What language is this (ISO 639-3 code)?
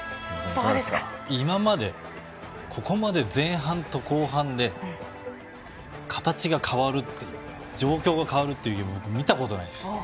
jpn